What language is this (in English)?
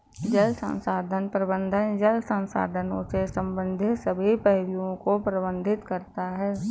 Hindi